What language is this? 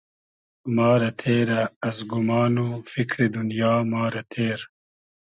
Hazaragi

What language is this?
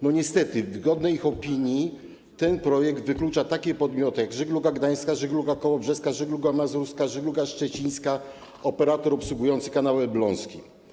Polish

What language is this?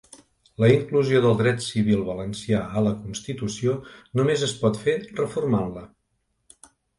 Catalan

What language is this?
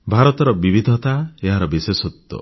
Odia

